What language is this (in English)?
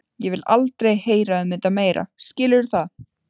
Icelandic